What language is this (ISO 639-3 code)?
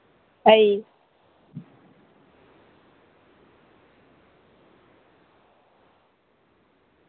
ori